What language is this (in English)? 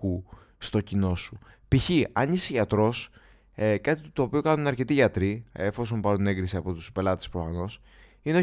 Greek